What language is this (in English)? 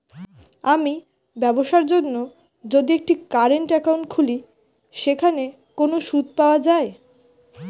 Bangla